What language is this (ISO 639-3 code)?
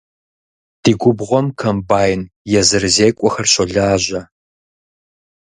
kbd